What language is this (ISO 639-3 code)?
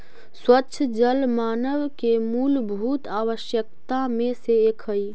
mag